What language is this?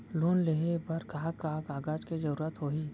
Chhattisgarhi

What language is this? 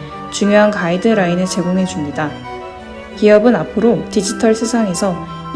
Korean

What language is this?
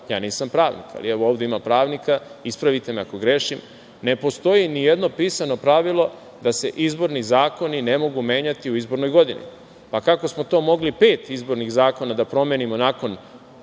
Serbian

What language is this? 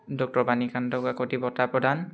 Assamese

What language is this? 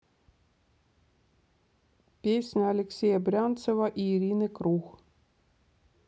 Russian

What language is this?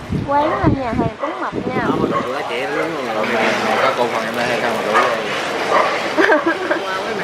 Vietnamese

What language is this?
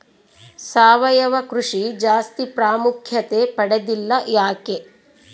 Kannada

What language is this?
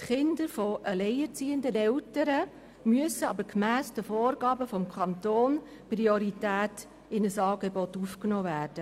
Swiss German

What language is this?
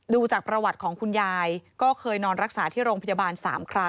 Thai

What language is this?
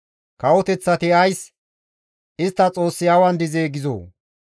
Gamo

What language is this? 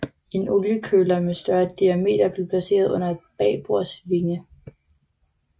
Danish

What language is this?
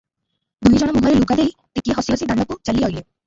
Odia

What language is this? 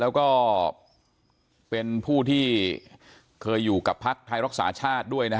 Thai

